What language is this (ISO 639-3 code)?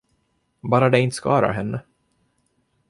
swe